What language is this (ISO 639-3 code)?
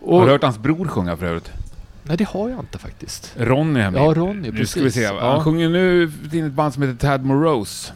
swe